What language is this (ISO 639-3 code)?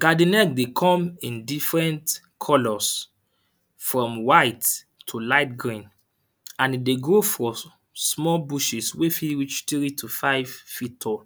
pcm